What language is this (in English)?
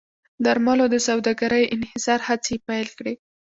Pashto